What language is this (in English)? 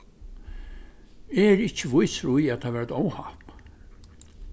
Faroese